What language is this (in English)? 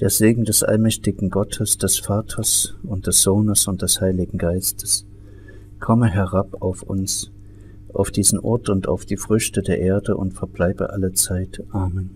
German